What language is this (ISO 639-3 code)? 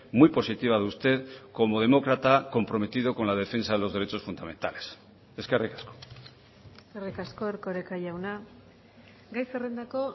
spa